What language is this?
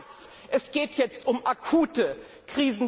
German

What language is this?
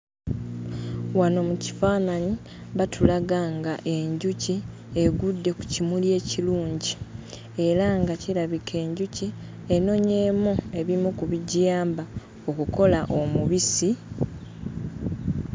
Ganda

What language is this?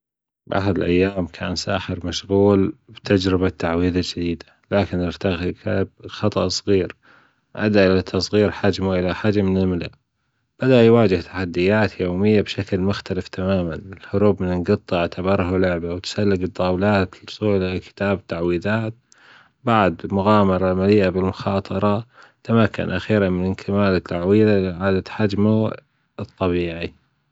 Gulf Arabic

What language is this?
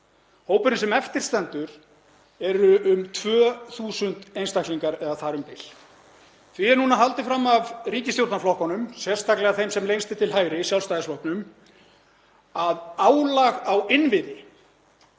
Icelandic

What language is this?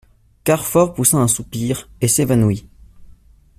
French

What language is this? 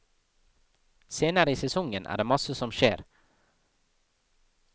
Norwegian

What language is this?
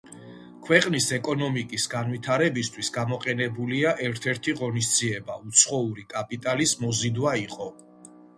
Georgian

